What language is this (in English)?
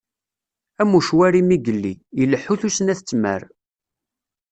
Kabyle